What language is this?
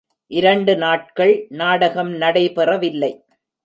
Tamil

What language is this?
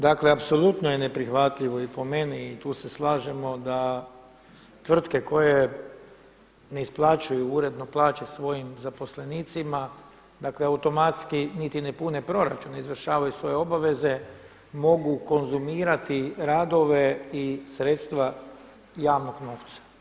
Croatian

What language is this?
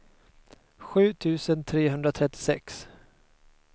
Swedish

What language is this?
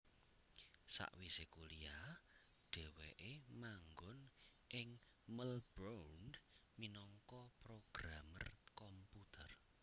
Javanese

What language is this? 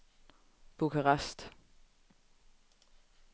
Danish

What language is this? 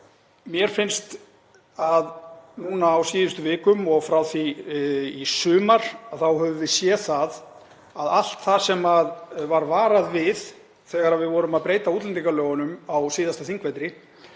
Icelandic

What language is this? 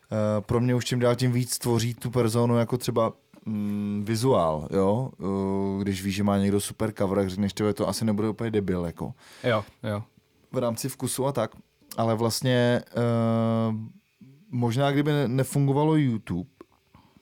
Czech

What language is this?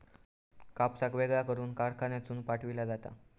Marathi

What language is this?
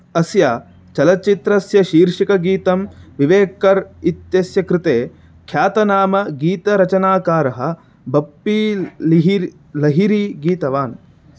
Sanskrit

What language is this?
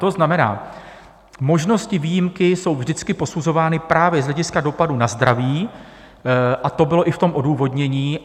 Czech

